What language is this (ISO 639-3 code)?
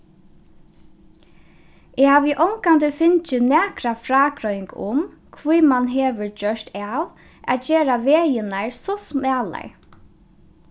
fao